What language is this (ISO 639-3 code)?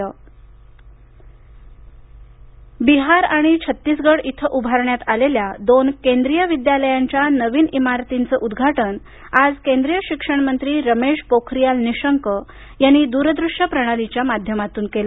mar